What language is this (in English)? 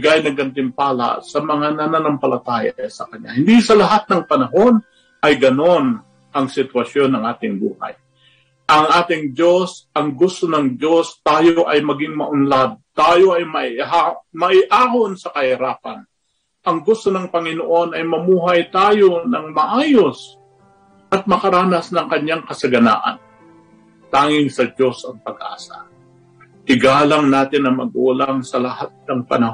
Filipino